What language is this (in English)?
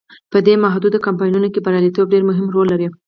Pashto